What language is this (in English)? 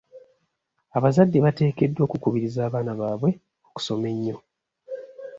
Ganda